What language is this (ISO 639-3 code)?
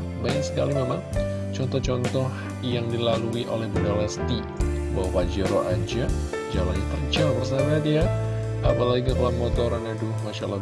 ind